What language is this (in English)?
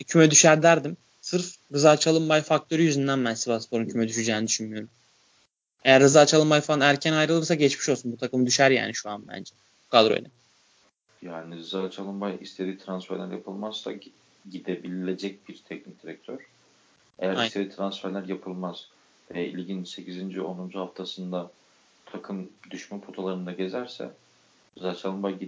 Turkish